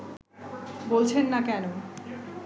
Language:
Bangla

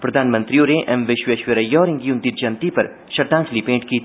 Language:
Dogri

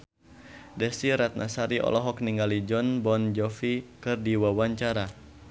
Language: Sundanese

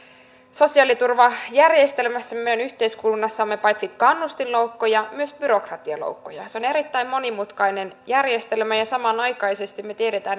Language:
Finnish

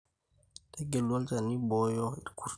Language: Masai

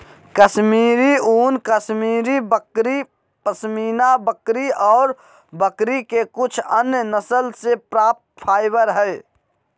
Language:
Magahi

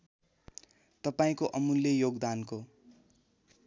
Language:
Nepali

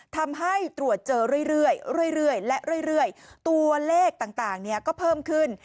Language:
Thai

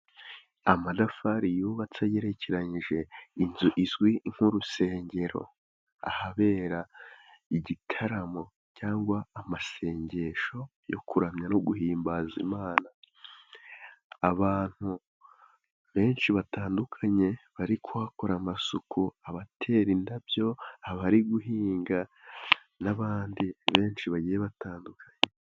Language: Kinyarwanda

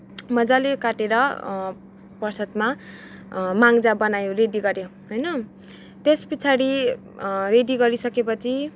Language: Nepali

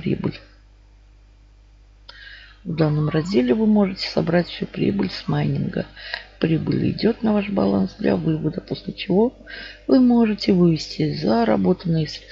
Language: Russian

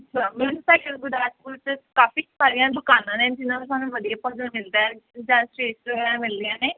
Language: Punjabi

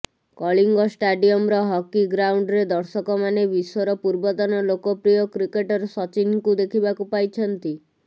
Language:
Odia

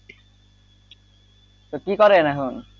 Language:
Bangla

